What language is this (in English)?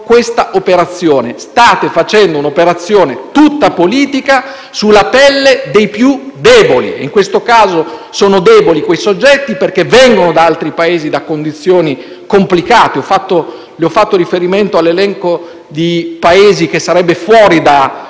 Italian